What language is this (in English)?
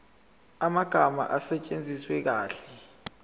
Zulu